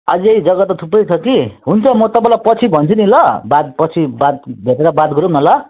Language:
Nepali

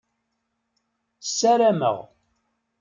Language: Kabyle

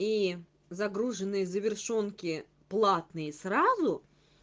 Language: Russian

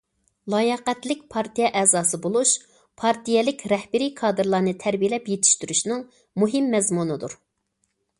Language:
Uyghur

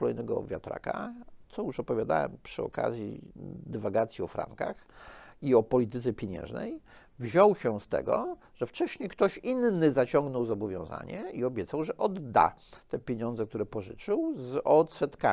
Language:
Polish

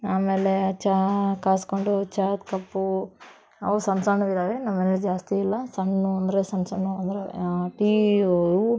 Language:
Kannada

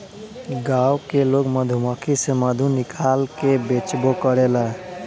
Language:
Bhojpuri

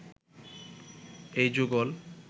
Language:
Bangla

